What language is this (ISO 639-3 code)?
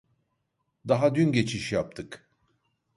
tur